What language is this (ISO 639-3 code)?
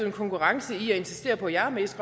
dan